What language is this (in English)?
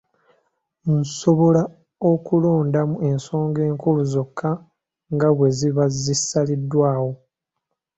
Ganda